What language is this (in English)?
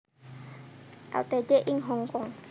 Javanese